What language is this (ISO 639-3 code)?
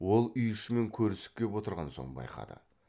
kaz